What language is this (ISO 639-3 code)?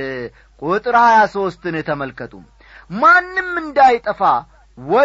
amh